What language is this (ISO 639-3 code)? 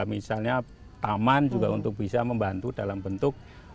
ind